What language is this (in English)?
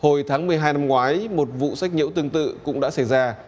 Vietnamese